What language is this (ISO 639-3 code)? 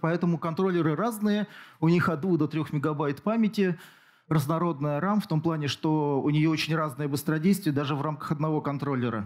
rus